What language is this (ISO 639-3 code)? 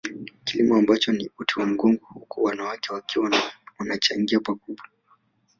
swa